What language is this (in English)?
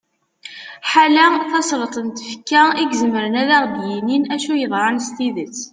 Kabyle